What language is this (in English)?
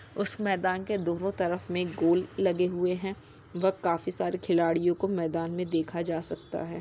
Magahi